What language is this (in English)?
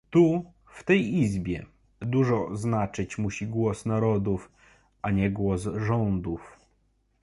Polish